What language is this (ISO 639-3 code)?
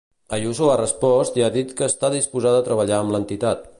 cat